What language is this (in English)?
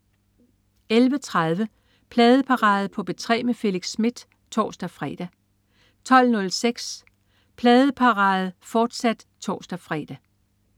Danish